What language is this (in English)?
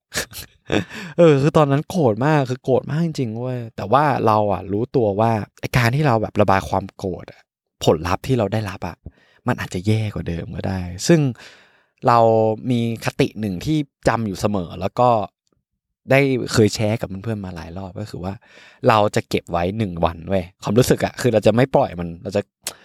Thai